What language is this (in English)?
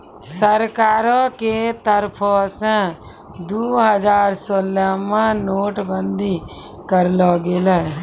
Maithili